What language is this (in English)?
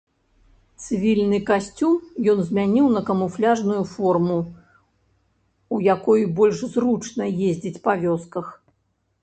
Belarusian